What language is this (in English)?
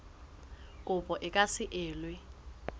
Southern Sotho